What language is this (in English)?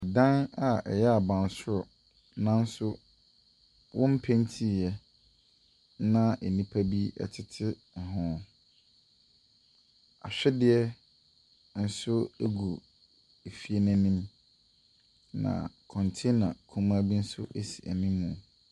Akan